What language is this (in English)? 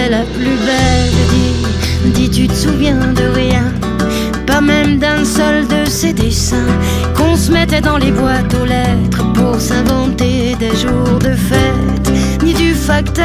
Turkish